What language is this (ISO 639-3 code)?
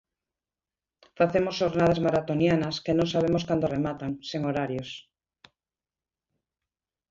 glg